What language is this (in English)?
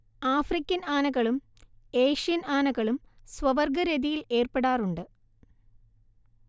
Malayalam